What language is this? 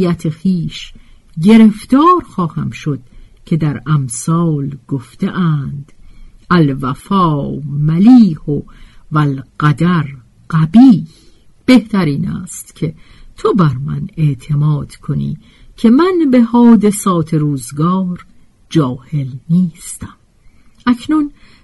Persian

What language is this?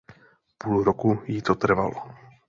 Czech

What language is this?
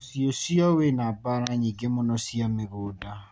Kikuyu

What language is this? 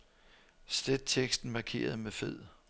Danish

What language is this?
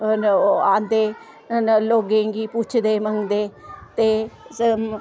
Dogri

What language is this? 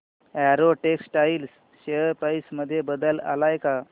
Marathi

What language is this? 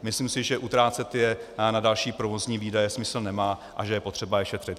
Czech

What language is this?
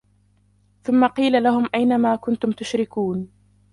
Arabic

